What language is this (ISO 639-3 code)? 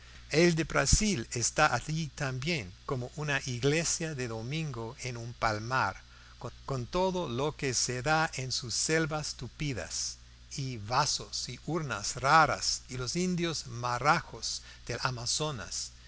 spa